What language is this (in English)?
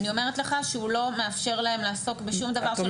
Hebrew